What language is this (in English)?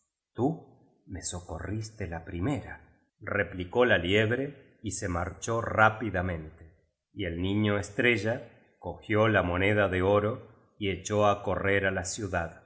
Spanish